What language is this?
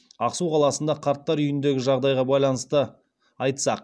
Kazakh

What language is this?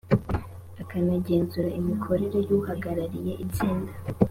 Kinyarwanda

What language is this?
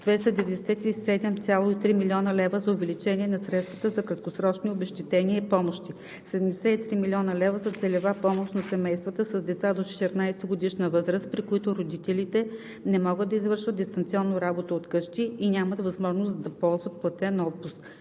Bulgarian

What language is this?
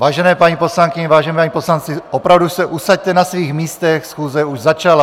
Czech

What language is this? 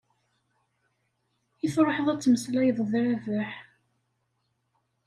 Kabyle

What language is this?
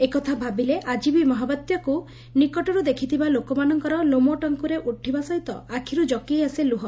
Odia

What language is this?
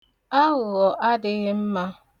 Igbo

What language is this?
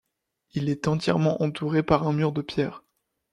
French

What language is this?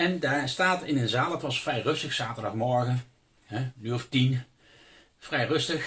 Dutch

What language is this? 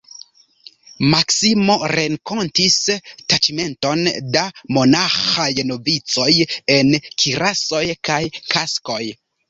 Esperanto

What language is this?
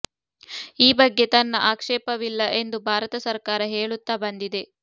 Kannada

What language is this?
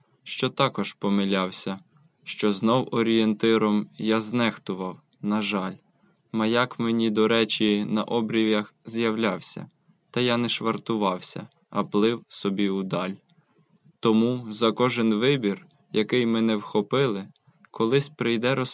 Ukrainian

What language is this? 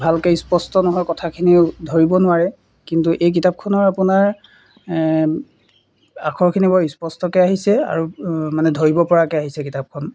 Assamese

